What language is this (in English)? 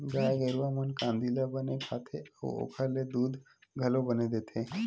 Chhattisgarhi